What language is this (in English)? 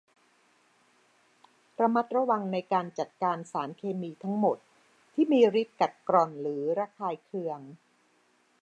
Thai